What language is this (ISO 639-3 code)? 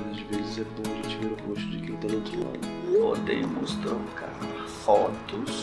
por